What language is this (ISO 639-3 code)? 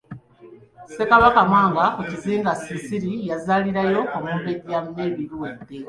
lug